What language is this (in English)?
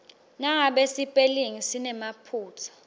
Swati